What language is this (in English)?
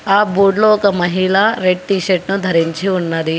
Telugu